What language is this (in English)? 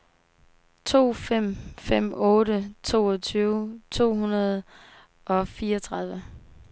Danish